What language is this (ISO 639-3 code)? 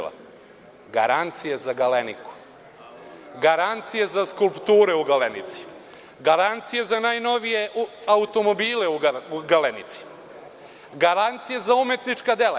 srp